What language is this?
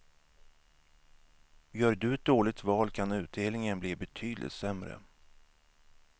Swedish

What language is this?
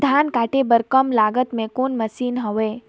Chhattisgarhi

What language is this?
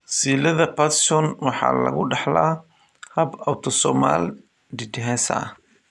Somali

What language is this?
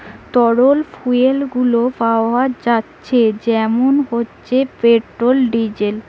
Bangla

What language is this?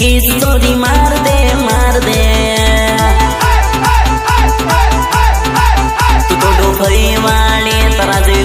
Korean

